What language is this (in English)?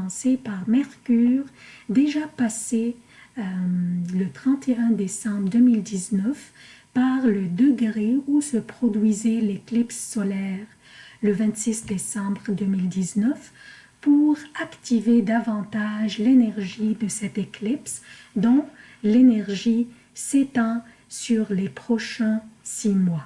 French